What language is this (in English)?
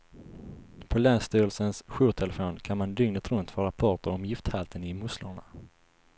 Swedish